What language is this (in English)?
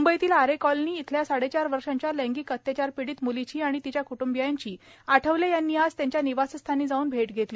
Marathi